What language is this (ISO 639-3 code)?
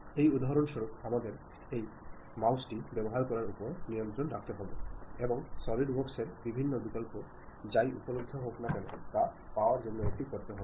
ben